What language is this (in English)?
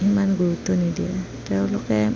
Assamese